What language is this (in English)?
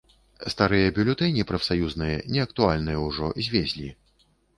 Belarusian